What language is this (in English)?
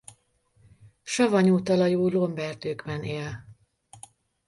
Hungarian